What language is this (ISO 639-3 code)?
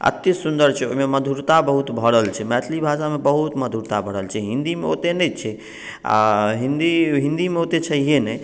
mai